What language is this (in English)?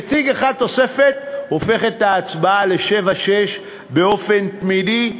Hebrew